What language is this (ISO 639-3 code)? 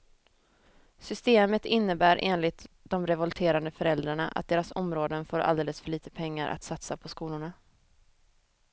swe